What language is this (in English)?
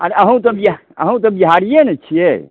Maithili